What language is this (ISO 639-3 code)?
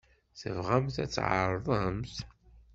kab